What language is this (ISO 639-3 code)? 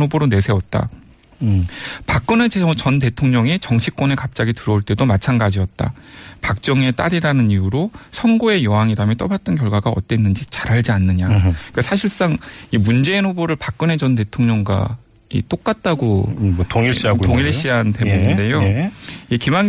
kor